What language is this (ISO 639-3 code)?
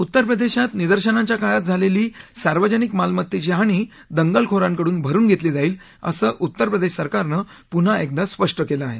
mar